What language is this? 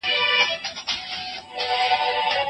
Pashto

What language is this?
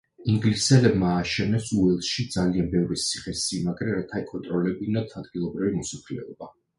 Georgian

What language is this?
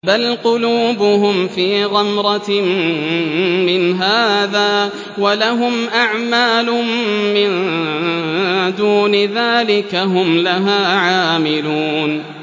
Arabic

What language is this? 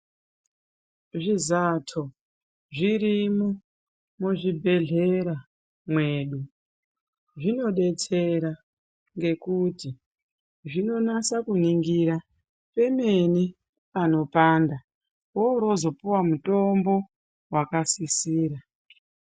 Ndau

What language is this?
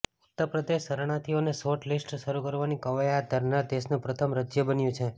Gujarati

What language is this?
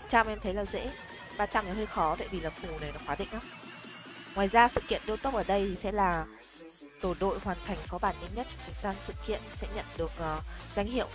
Vietnamese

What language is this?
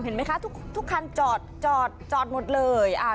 Thai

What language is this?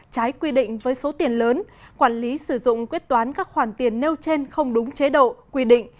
Vietnamese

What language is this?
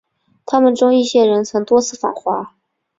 Chinese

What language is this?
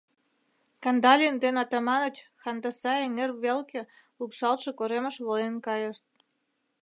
Mari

